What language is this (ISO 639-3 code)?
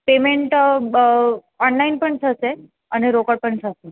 guj